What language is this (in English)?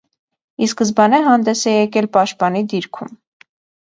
Armenian